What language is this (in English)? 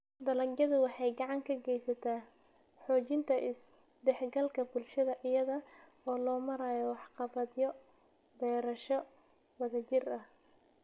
Somali